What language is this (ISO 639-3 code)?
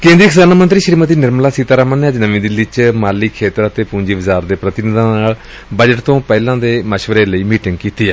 pan